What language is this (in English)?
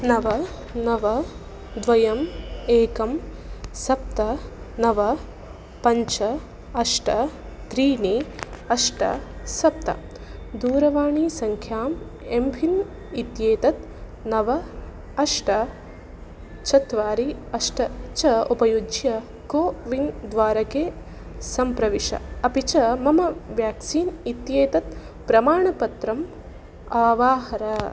Sanskrit